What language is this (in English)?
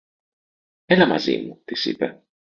Greek